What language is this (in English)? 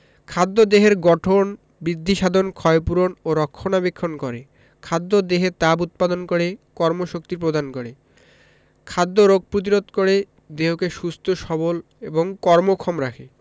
Bangla